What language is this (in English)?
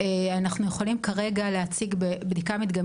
Hebrew